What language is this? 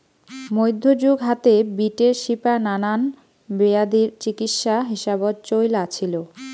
Bangla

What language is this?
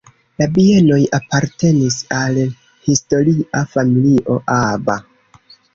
Esperanto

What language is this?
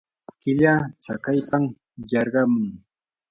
Yanahuanca Pasco Quechua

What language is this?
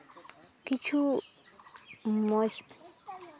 Santali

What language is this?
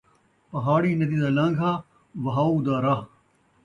Saraiki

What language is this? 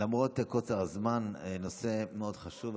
Hebrew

